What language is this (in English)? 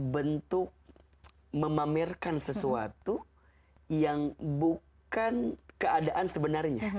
Indonesian